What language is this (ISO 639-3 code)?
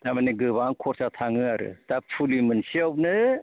brx